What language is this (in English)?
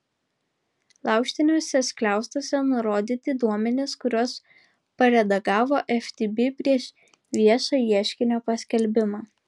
Lithuanian